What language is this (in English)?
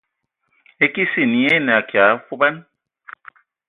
Ewondo